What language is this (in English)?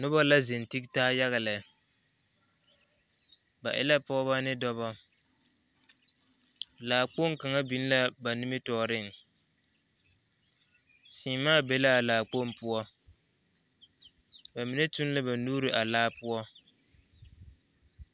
Southern Dagaare